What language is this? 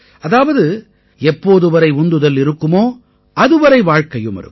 Tamil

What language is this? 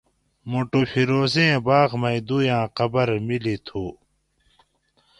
Gawri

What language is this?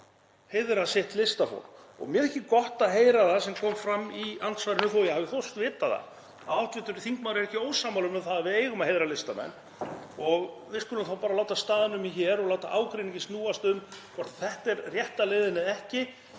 Icelandic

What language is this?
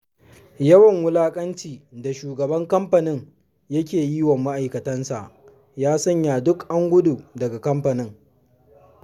Hausa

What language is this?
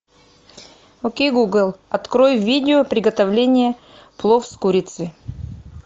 Russian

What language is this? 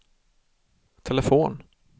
Swedish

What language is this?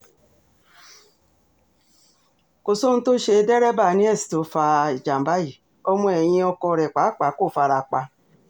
Yoruba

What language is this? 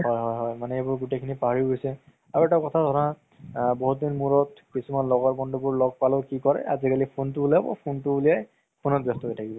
Assamese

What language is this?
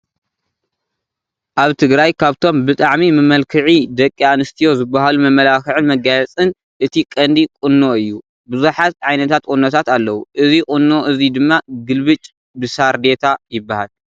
Tigrinya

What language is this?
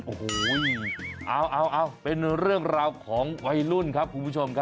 Thai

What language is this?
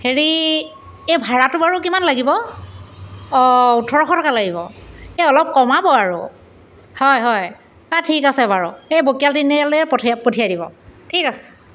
Assamese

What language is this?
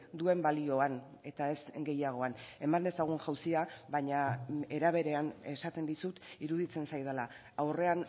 Basque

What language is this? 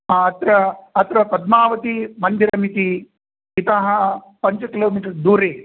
Sanskrit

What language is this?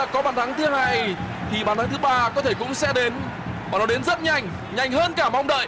Vietnamese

